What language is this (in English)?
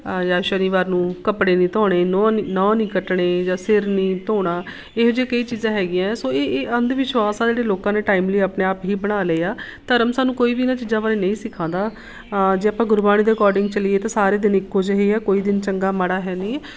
Punjabi